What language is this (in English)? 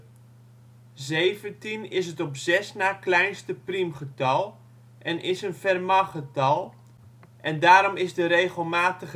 Dutch